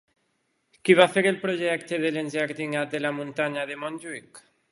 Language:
Catalan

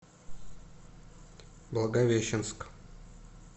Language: Russian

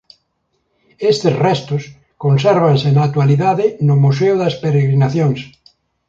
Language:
Galician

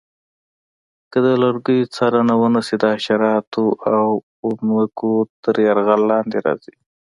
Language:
Pashto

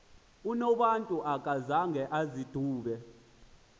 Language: Xhosa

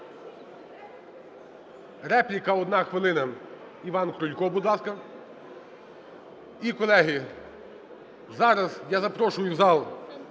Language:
Ukrainian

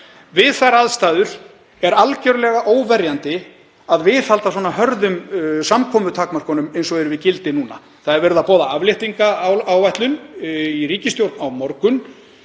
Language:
Icelandic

